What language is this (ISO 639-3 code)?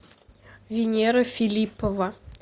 rus